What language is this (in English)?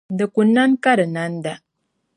Dagbani